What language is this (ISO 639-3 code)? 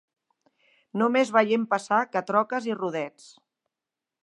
cat